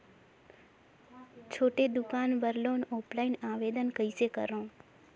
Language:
Chhattisgarhi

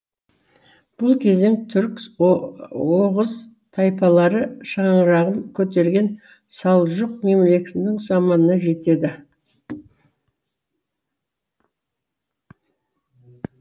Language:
Kazakh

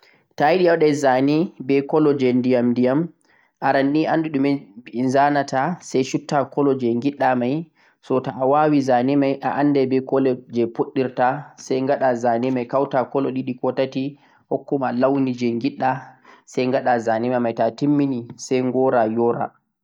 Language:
Central-Eastern Niger Fulfulde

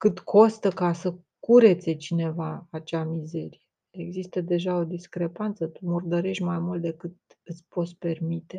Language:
Romanian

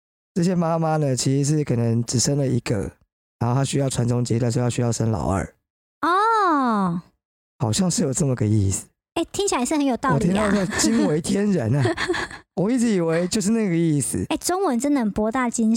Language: Chinese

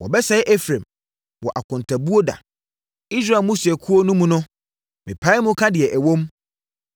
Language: Akan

